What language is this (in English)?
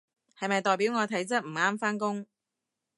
Cantonese